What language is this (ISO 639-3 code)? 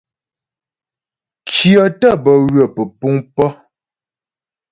bbj